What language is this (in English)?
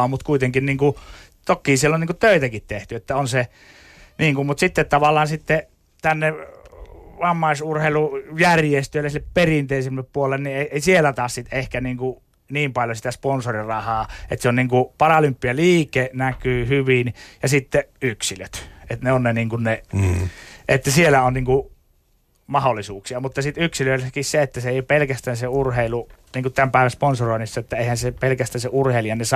Finnish